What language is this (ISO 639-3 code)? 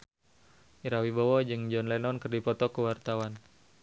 sun